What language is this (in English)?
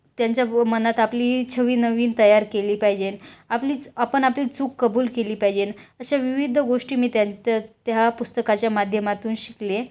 Marathi